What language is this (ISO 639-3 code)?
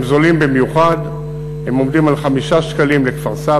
heb